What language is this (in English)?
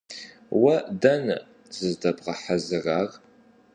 Kabardian